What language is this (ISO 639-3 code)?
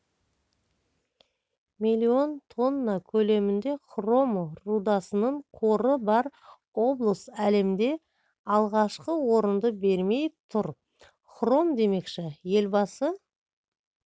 kaz